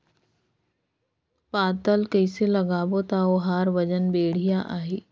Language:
Chhattisgarhi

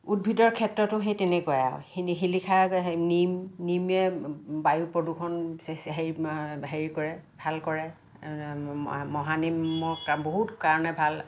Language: Assamese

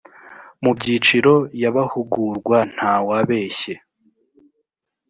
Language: Kinyarwanda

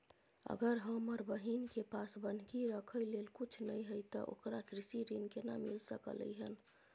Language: Maithili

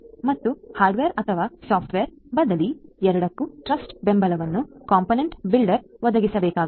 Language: Kannada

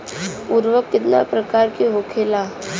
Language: Bhojpuri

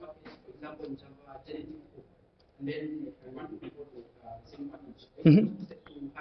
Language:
English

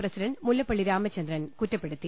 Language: Malayalam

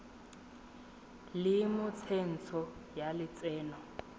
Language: Tswana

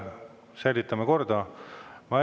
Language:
Estonian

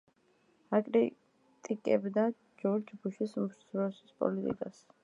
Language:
Georgian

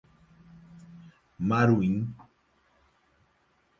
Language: Portuguese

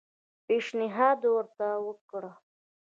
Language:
Pashto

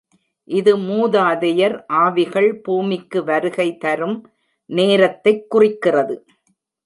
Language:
Tamil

